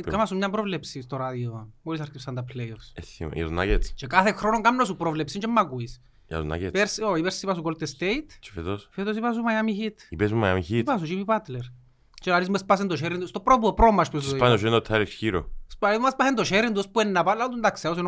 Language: Greek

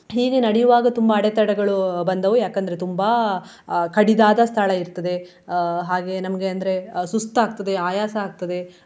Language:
Kannada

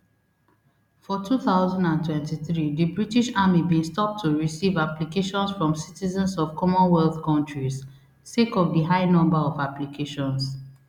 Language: Nigerian Pidgin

